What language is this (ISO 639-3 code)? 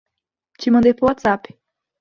por